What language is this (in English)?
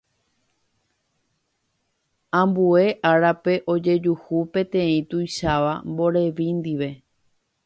Guarani